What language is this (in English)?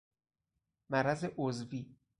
Persian